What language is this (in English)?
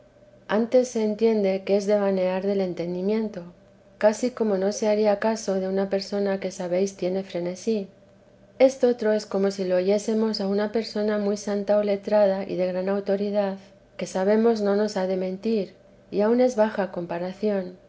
Spanish